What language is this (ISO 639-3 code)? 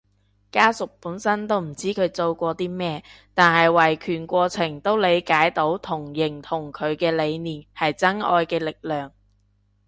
yue